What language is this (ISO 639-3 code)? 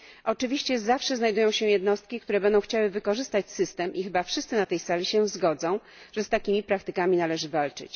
pol